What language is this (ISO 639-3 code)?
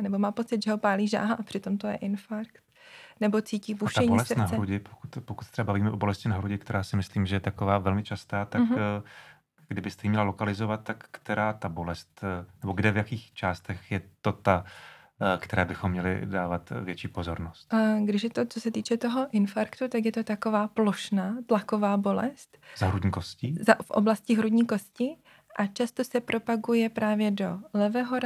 ces